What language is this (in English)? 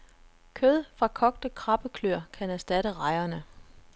Danish